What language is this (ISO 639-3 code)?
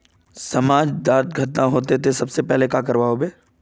mag